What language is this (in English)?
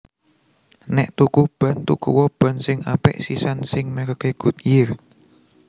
Javanese